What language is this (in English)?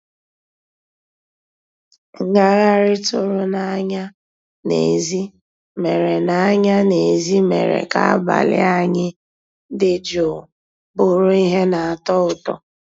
Igbo